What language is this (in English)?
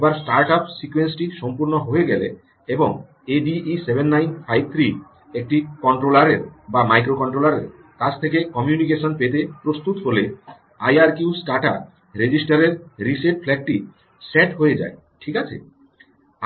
Bangla